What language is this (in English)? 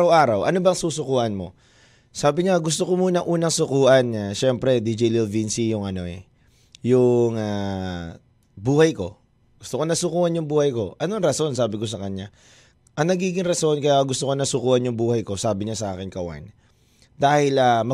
Filipino